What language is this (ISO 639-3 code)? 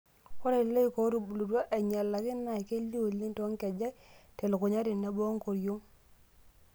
mas